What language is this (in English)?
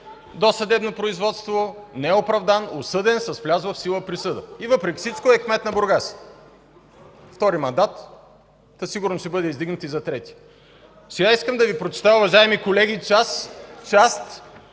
Bulgarian